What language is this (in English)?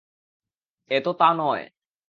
Bangla